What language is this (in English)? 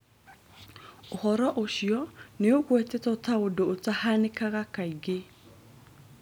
Kikuyu